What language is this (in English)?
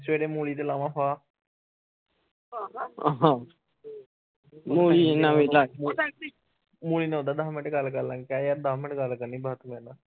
Punjabi